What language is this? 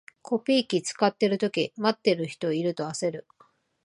Japanese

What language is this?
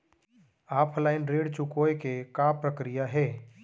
Chhattisgarhi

